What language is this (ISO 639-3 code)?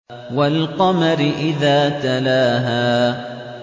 ara